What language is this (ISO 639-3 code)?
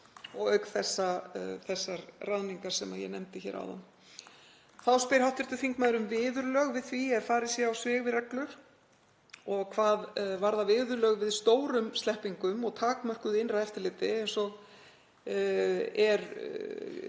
isl